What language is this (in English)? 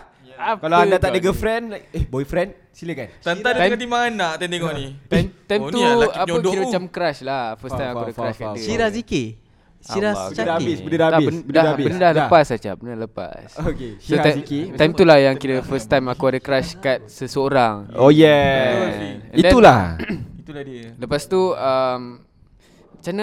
Malay